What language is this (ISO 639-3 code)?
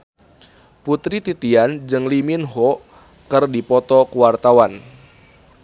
sun